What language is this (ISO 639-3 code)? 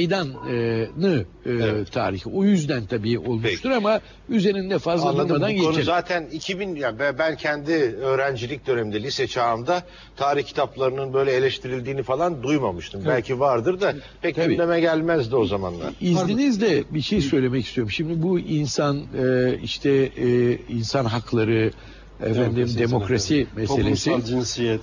tur